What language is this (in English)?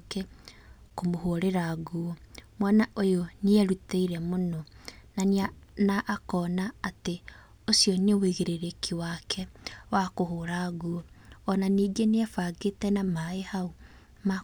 Kikuyu